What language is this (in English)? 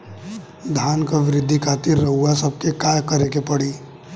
Bhojpuri